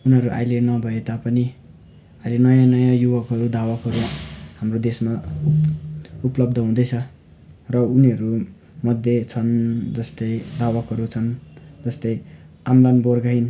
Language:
Nepali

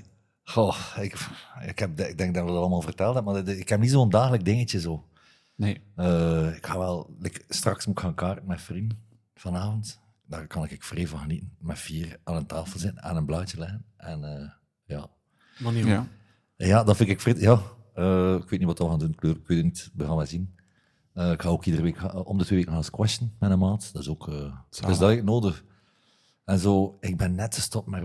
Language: Dutch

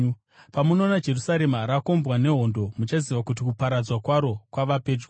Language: Shona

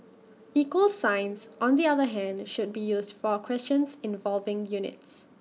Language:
English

